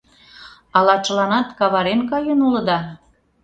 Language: Mari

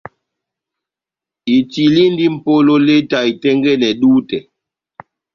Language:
Batanga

